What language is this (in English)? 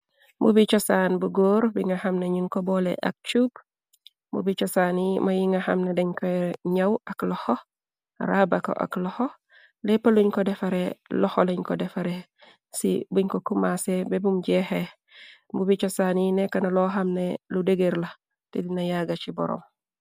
Wolof